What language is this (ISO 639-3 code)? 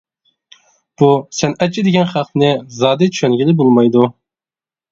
uig